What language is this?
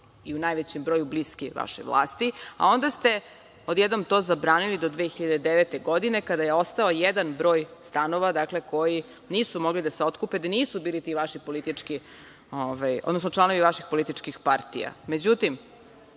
Serbian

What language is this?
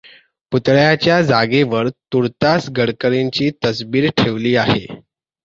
Marathi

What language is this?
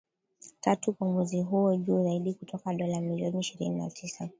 Swahili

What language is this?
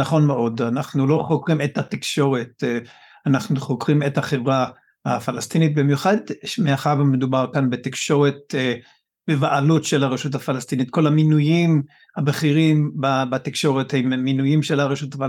Hebrew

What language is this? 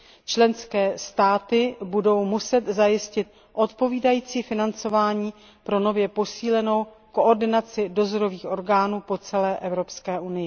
Czech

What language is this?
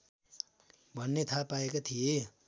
Nepali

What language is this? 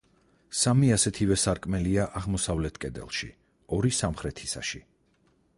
Georgian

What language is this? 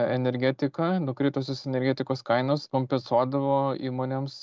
Lithuanian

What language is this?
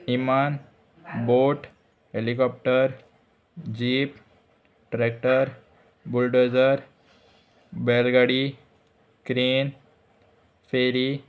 Konkani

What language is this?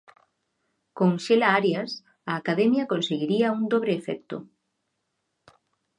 Galician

